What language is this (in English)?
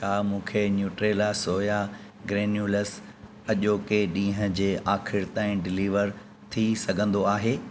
Sindhi